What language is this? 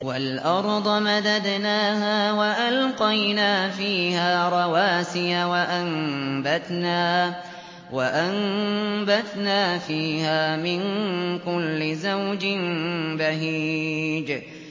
Arabic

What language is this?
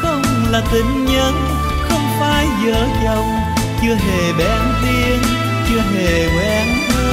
Vietnamese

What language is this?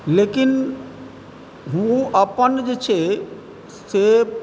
Maithili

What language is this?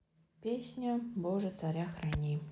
Russian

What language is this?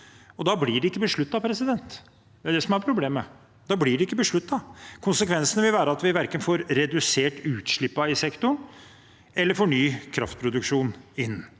Norwegian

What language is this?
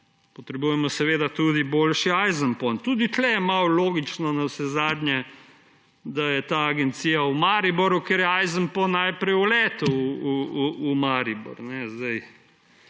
Slovenian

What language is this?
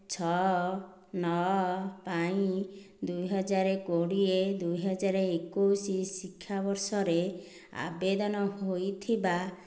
Odia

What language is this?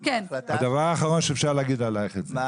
Hebrew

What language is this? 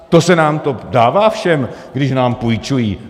Czech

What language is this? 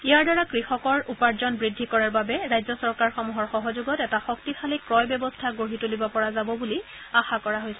Assamese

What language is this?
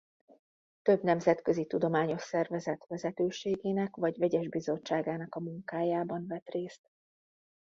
Hungarian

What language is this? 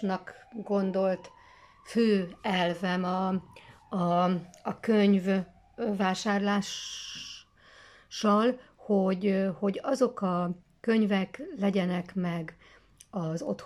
Hungarian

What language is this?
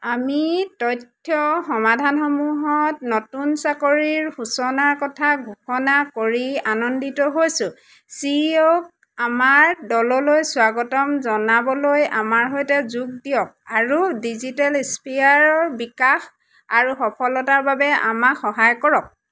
Assamese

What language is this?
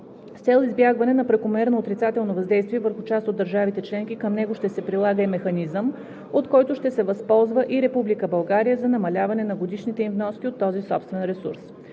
Bulgarian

